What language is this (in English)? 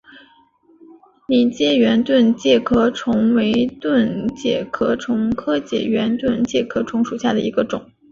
Chinese